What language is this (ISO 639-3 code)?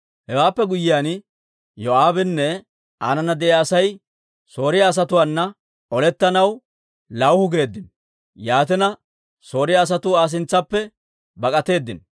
dwr